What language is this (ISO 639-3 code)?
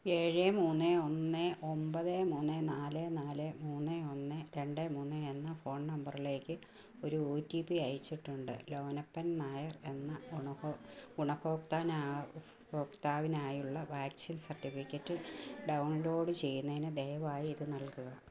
mal